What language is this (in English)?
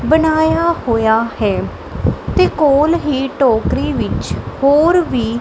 Punjabi